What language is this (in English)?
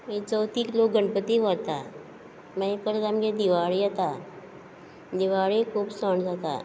Konkani